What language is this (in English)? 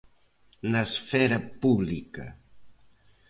Galician